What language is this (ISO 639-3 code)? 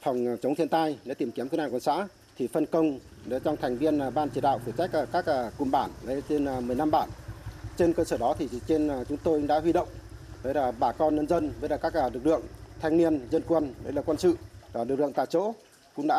vie